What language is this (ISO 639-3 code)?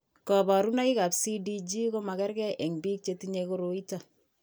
kln